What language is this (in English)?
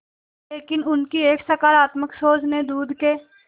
Hindi